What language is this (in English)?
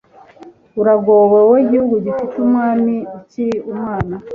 Kinyarwanda